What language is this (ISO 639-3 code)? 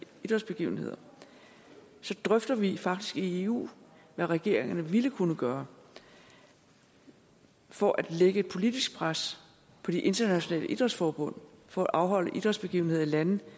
dan